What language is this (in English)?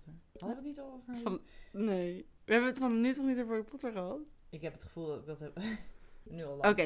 Dutch